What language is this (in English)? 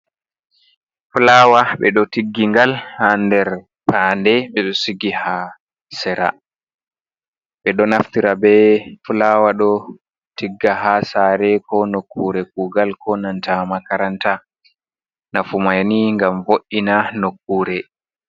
Fula